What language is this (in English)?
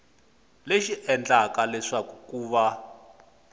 Tsonga